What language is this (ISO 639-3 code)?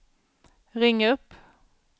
swe